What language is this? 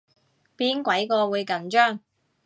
Cantonese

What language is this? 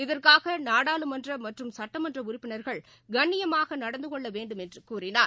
Tamil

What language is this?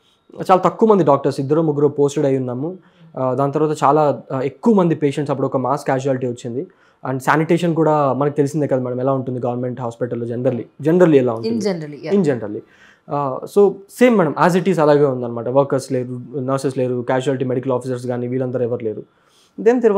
Telugu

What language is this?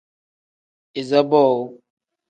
Tem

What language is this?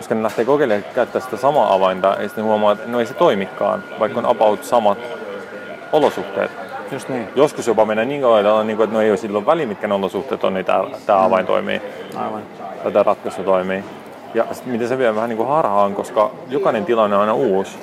Finnish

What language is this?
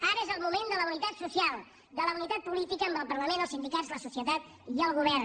Catalan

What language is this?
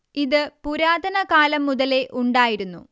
Malayalam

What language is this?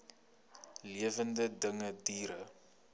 Afrikaans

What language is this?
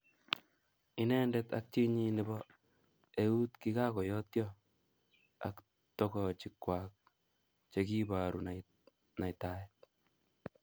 Kalenjin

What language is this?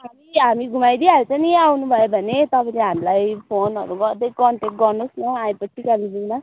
Nepali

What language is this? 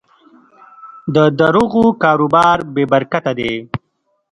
Pashto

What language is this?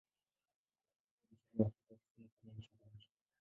Swahili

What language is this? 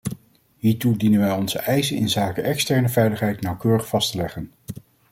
Dutch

